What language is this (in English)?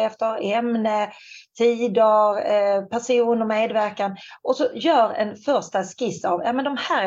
Swedish